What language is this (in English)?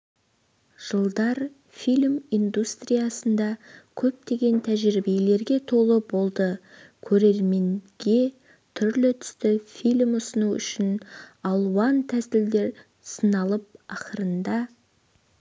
Kazakh